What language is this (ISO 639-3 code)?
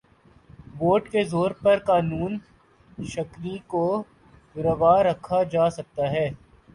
urd